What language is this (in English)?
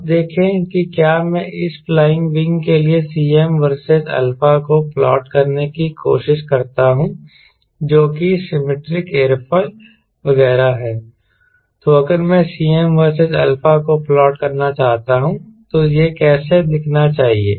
Hindi